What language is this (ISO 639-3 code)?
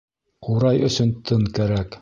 bak